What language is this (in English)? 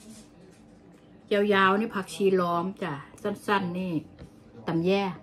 Thai